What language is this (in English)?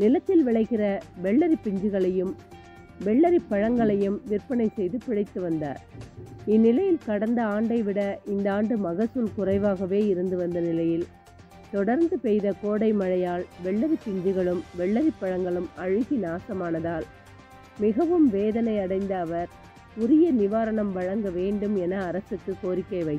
Hindi